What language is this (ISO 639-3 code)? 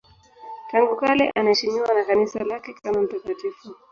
swa